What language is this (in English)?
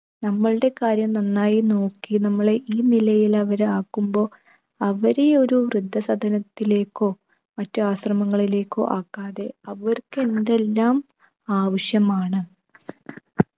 Malayalam